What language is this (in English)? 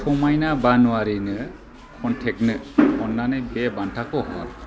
Bodo